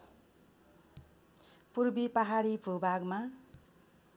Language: Nepali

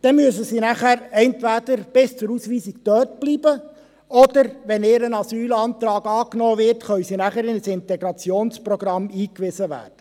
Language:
Swiss German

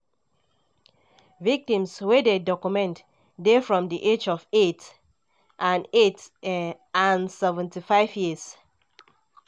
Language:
Nigerian Pidgin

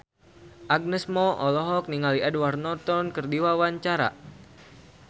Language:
Sundanese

